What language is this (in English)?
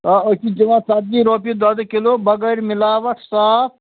Kashmiri